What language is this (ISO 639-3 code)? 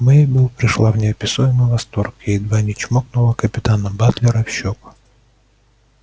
rus